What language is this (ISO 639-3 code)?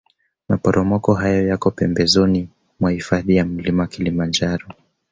swa